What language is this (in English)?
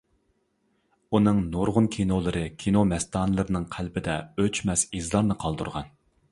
Uyghur